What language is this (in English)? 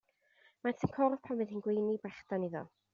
Welsh